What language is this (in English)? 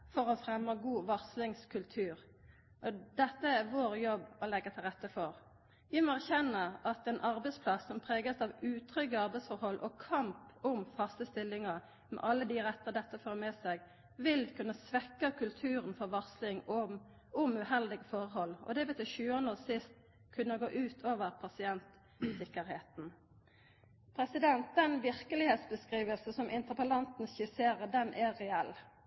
Norwegian Nynorsk